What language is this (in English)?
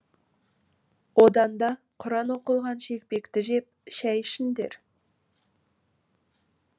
Kazakh